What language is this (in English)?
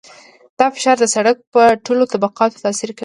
Pashto